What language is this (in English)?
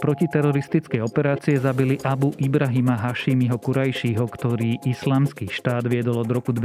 Slovak